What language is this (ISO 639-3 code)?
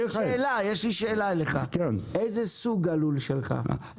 heb